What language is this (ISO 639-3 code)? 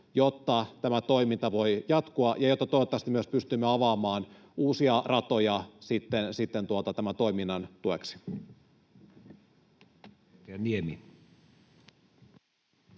fin